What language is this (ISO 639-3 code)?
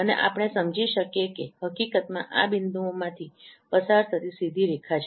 guj